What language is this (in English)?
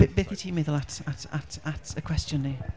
Welsh